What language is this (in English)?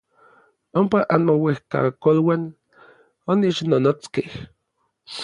Orizaba Nahuatl